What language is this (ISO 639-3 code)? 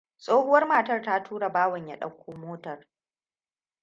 hau